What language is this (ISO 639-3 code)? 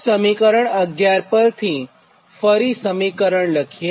guj